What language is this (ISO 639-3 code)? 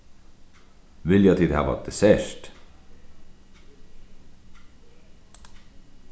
fao